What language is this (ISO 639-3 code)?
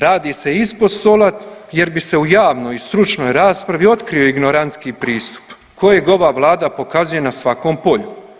hrv